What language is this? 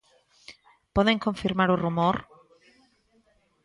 Galician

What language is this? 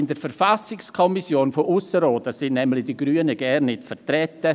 Swiss German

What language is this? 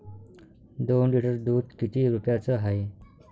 Marathi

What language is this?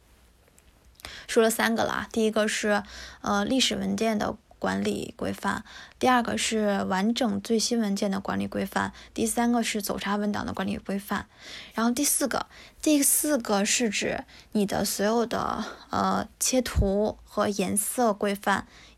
Chinese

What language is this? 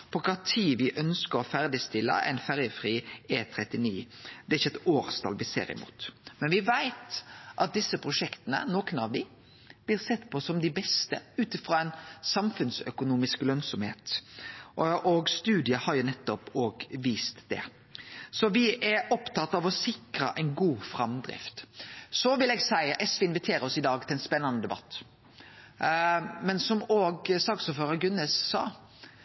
Norwegian Nynorsk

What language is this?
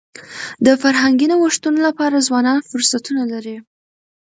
Pashto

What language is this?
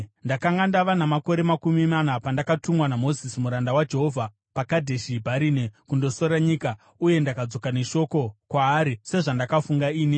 Shona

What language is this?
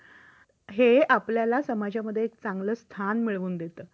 Marathi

